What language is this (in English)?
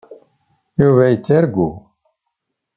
Kabyle